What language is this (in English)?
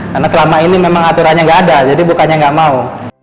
Indonesian